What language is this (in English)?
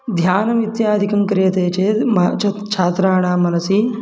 Sanskrit